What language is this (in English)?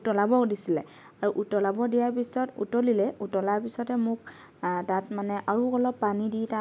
Assamese